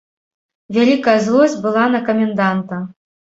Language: Belarusian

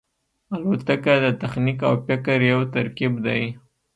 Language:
Pashto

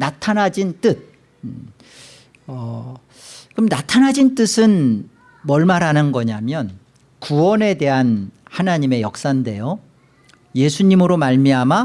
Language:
Korean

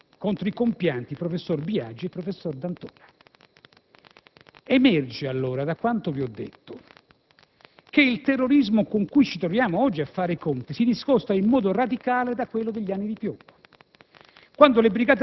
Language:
Italian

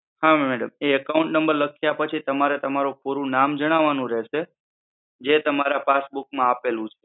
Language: Gujarati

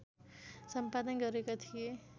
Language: Nepali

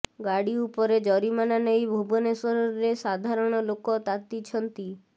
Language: Odia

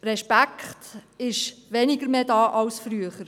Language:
Swiss German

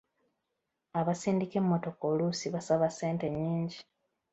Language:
Ganda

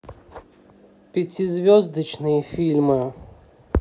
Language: Russian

